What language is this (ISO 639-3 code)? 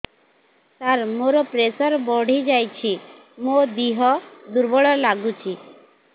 ori